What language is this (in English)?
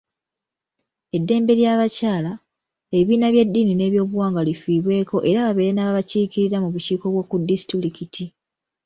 Ganda